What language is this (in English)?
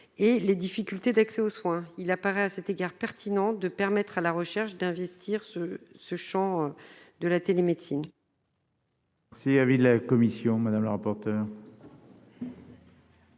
French